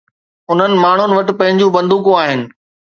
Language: Sindhi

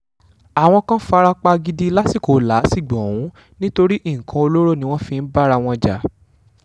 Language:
Yoruba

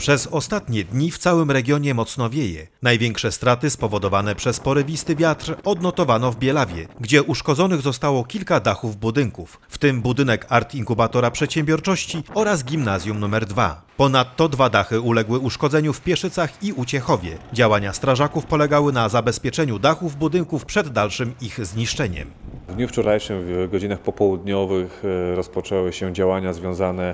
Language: Polish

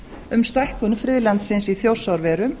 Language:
Icelandic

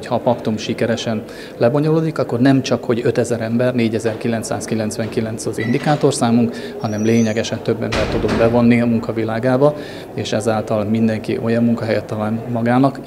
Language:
Hungarian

